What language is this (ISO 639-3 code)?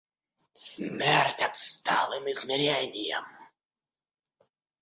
rus